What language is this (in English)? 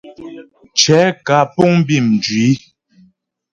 Ghomala